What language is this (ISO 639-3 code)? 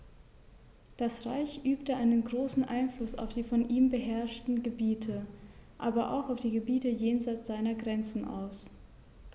deu